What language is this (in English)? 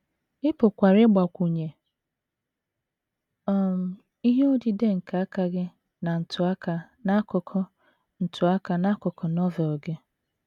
Igbo